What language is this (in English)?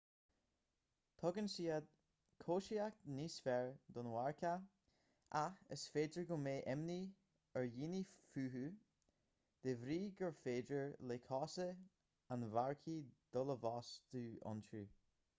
Irish